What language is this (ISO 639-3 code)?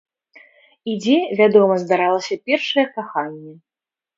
bel